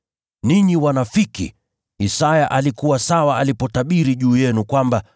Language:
Swahili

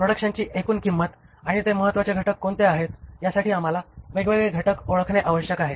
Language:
Marathi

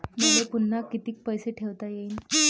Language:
Marathi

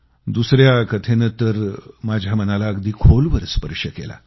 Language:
Marathi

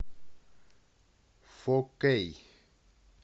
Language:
Russian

